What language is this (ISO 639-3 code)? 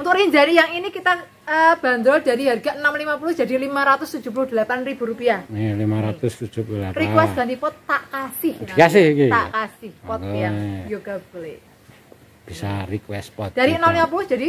ind